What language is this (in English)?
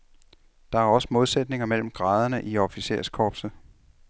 Danish